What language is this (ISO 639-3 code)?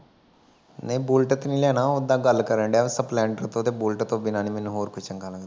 pan